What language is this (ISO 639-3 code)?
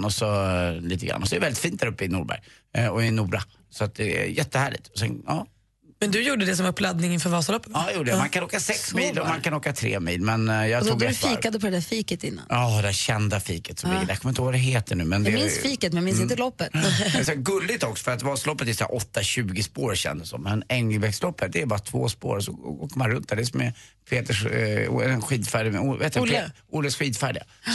swe